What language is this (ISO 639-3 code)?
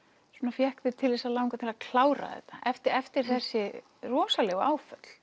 isl